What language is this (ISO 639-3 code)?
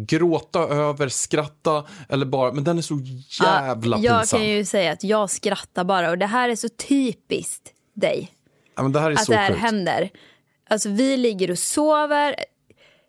swe